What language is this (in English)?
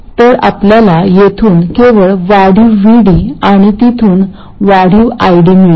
Marathi